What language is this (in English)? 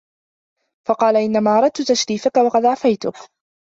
Arabic